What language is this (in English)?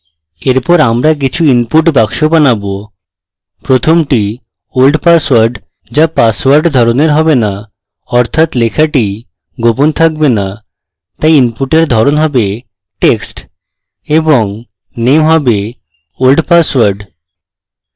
Bangla